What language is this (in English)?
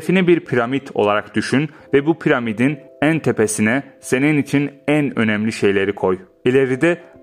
Turkish